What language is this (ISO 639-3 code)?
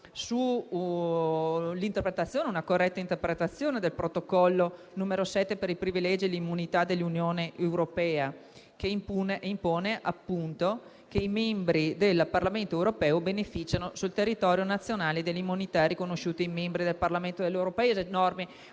ita